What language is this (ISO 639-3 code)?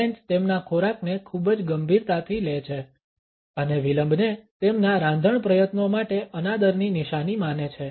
guj